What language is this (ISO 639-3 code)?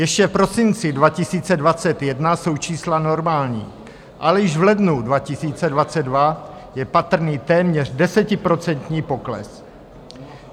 ces